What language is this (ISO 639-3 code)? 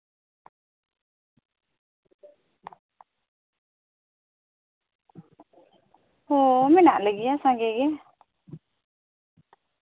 sat